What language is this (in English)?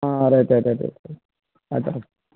Kannada